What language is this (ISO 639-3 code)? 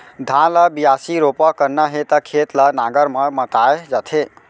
hne